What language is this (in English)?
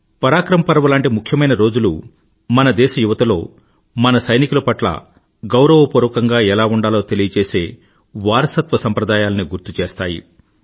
Telugu